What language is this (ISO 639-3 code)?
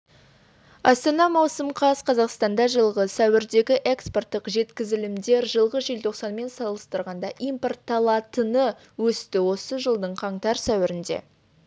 kaz